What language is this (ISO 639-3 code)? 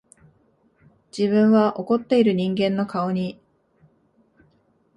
jpn